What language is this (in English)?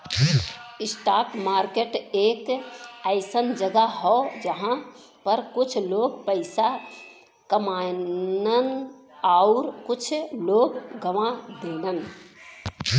Bhojpuri